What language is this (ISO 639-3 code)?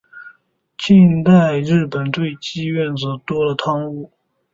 zho